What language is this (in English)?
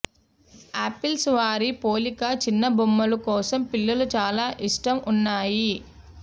Telugu